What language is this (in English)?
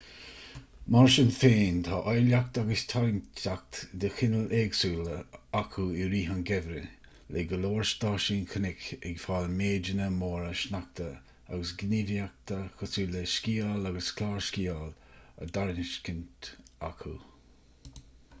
Irish